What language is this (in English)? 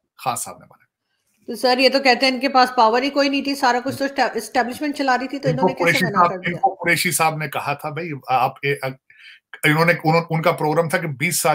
Hindi